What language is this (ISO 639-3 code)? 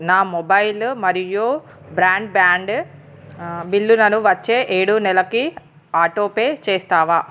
tel